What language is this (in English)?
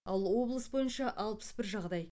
Kazakh